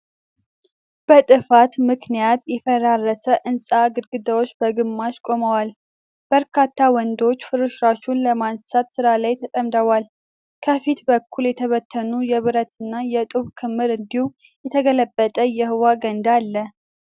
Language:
Amharic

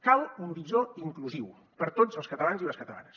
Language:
Catalan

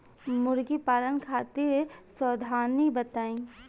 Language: Bhojpuri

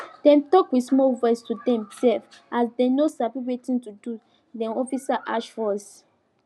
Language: Nigerian Pidgin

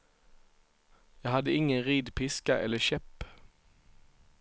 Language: Swedish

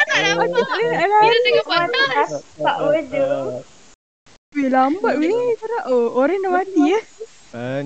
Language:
Malay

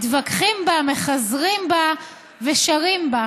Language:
Hebrew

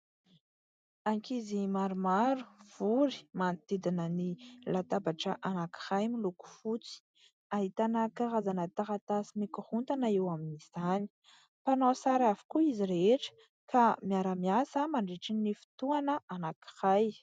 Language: Malagasy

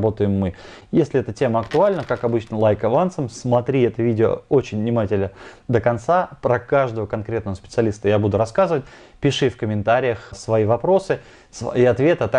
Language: Russian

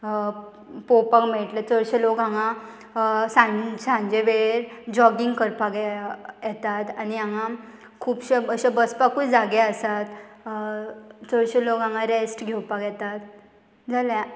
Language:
Konkani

